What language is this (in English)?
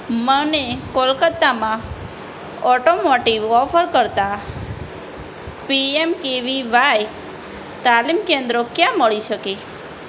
Gujarati